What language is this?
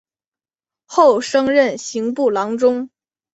Chinese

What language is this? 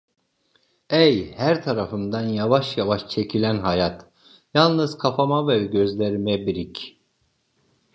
Turkish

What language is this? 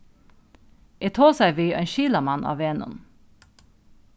Faroese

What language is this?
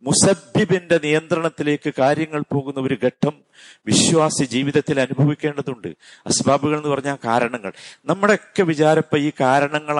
Malayalam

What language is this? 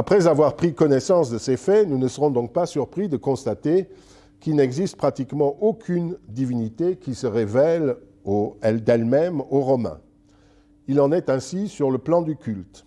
French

